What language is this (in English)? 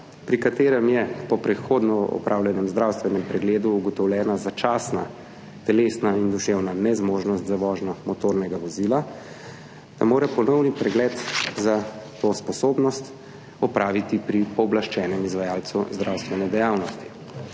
Slovenian